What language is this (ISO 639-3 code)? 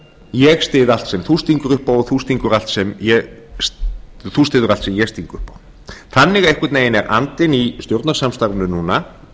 isl